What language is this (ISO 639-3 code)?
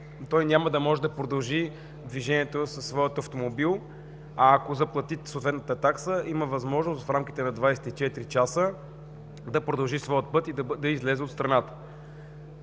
bul